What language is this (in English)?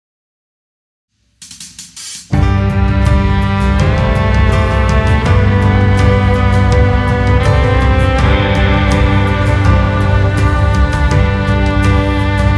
Russian